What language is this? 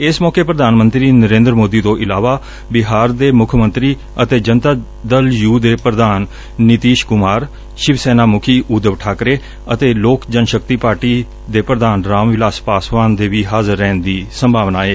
Punjabi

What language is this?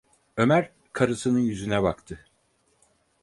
Turkish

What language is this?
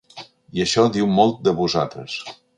Catalan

